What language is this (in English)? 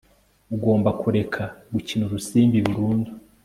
Kinyarwanda